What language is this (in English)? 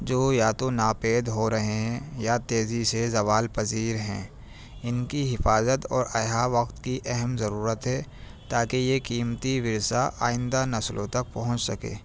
Urdu